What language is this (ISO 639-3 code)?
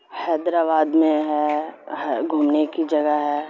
urd